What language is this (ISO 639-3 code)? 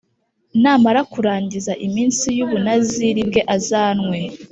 kin